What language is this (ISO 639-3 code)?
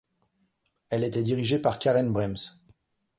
fra